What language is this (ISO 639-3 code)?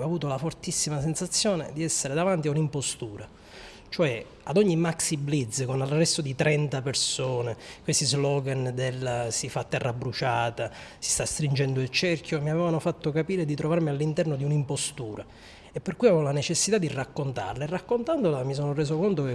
ita